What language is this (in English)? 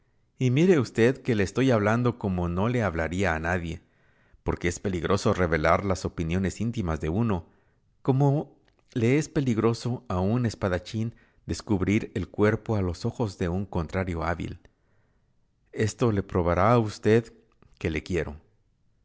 Spanish